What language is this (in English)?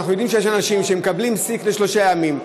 Hebrew